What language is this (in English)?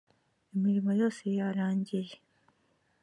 Kinyarwanda